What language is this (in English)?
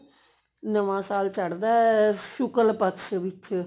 Punjabi